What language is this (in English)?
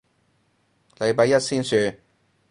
Cantonese